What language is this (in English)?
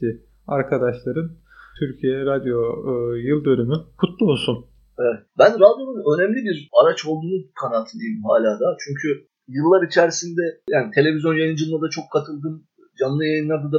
Turkish